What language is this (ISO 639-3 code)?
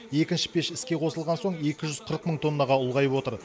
kaz